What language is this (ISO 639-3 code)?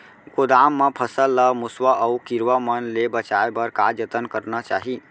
hne